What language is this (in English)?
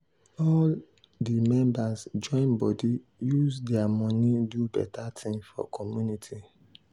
Nigerian Pidgin